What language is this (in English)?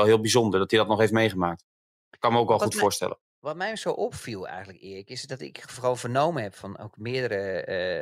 Dutch